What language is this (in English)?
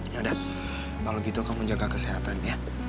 Indonesian